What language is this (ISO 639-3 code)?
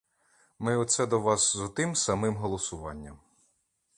ukr